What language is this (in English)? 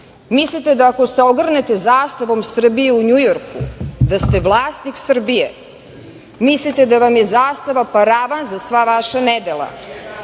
Serbian